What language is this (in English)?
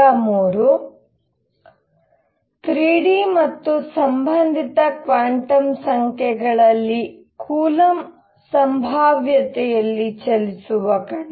Kannada